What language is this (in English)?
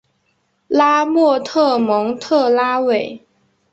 Chinese